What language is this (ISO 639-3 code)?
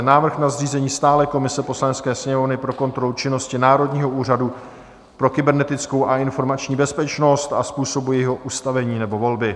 ces